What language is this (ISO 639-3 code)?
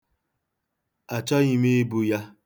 ibo